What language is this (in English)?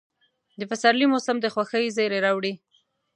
Pashto